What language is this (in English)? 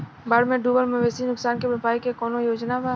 Bhojpuri